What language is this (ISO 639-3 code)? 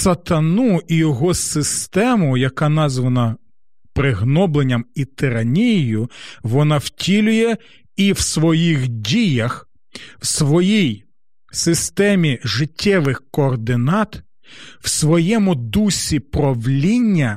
ukr